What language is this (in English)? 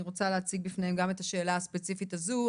Hebrew